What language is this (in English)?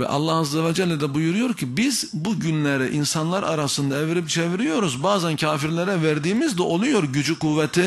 Turkish